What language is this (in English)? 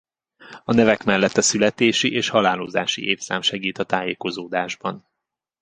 Hungarian